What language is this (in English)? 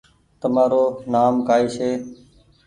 Goaria